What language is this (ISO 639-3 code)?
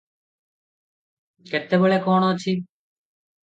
ori